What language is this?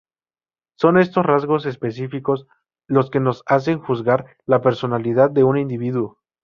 Spanish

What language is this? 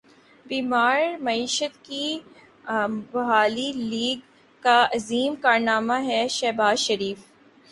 Urdu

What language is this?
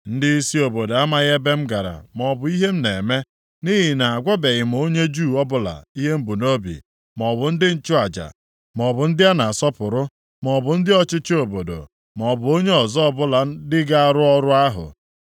Igbo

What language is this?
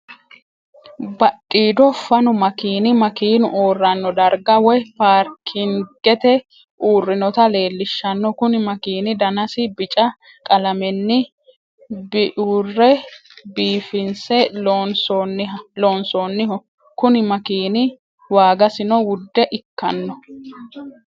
Sidamo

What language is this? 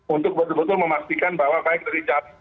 Indonesian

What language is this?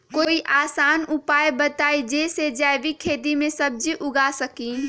Magahi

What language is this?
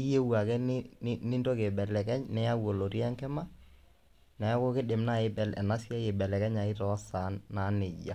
Masai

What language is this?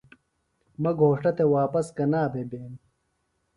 Phalura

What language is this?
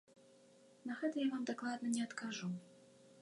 Belarusian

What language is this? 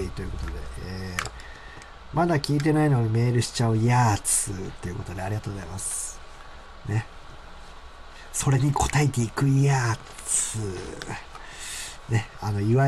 Japanese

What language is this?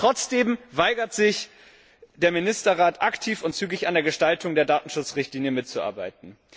German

